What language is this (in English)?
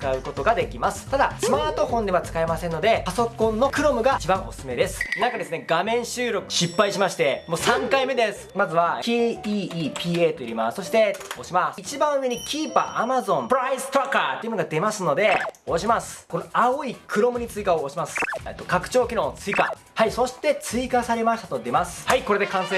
Japanese